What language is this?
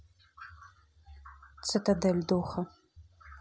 Russian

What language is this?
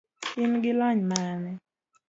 Luo (Kenya and Tanzania)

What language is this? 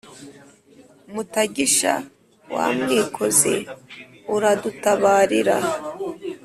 Kinyarwanda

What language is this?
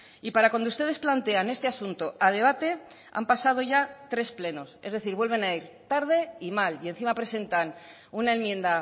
Spanish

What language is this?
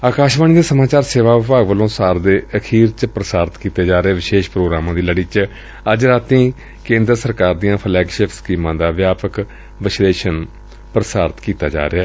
Punjabi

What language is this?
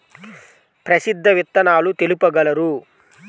Telugu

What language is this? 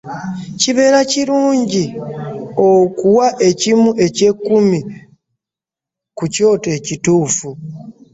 Ganda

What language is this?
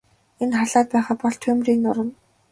Mongolian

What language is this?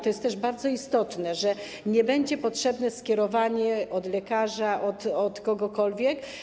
Polish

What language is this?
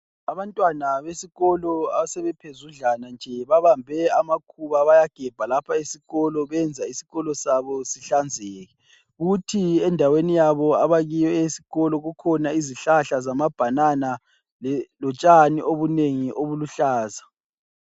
North Ndebele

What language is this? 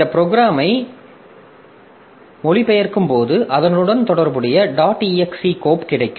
Tamil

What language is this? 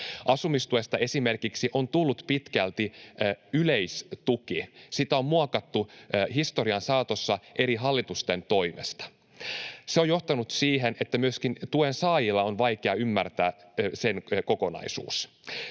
Finnish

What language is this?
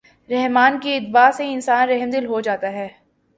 Urdu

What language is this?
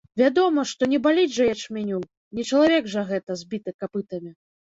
Belarusian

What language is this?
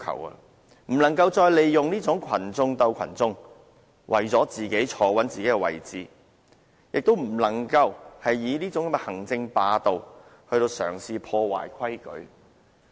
Cantonese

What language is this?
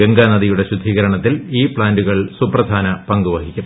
Malayalam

